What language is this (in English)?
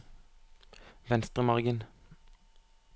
Norwegian